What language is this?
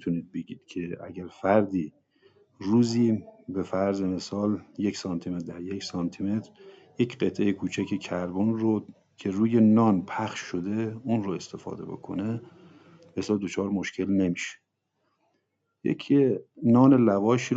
Persian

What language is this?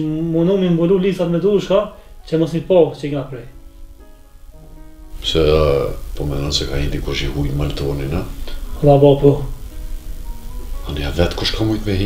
Romanian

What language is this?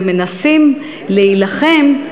Hebrew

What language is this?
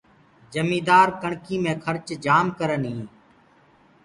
Gurgula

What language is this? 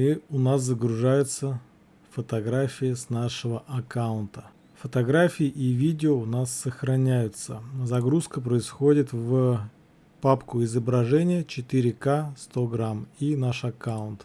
Russian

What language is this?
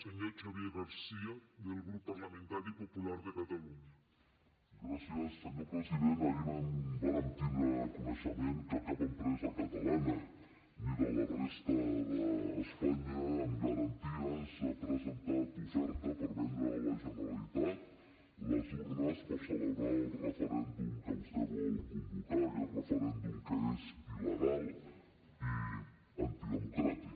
Catalan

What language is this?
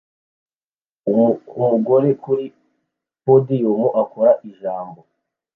Kinyarwanda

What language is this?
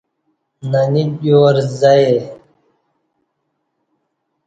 Kati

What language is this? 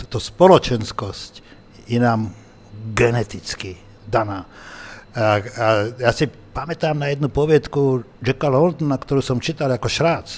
Slovak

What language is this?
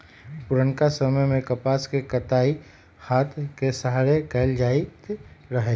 Magahi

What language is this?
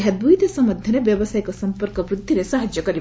Odia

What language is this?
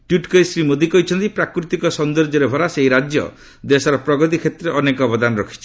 Odia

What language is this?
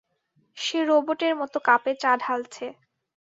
Bangla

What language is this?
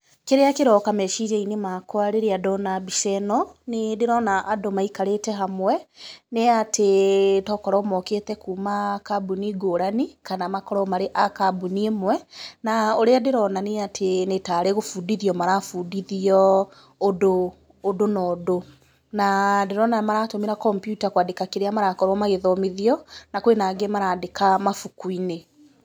Kikuyu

